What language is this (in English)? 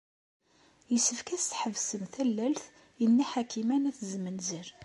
Kabyle